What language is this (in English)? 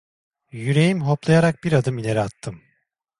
Turkish